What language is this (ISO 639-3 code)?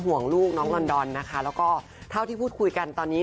tha